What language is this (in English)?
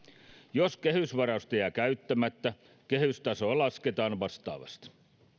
Finnish